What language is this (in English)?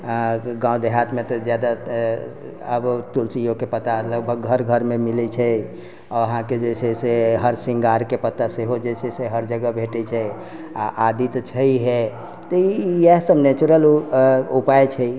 Maithili